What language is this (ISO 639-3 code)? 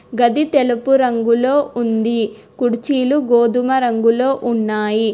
tel